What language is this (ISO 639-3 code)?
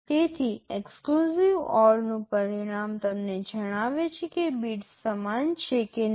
guj